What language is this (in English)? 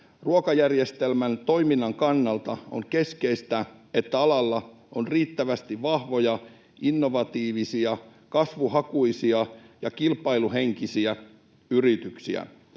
Finnish